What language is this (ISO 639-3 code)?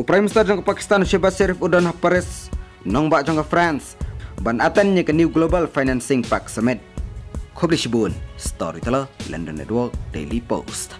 ara